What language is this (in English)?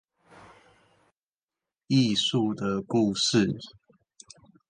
Chinese